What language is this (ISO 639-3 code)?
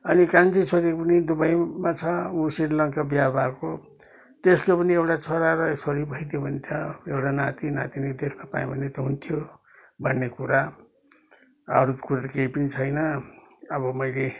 nep